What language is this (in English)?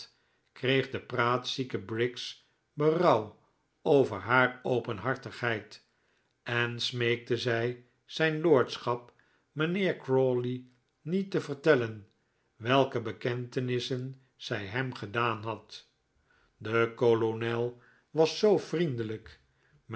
Dutch